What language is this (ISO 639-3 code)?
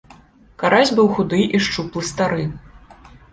bel